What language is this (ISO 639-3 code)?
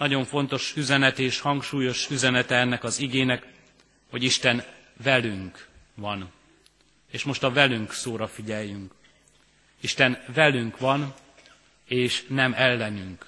hun